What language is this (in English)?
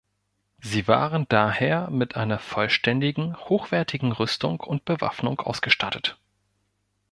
German